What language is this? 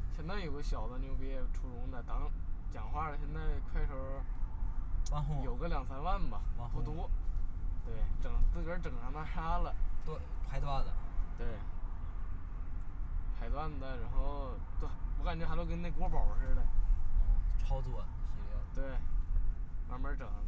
Chinese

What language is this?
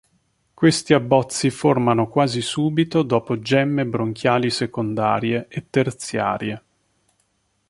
Italian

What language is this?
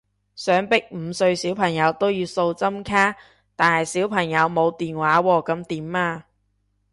Cantonese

